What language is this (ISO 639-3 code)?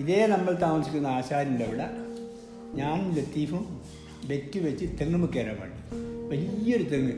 mal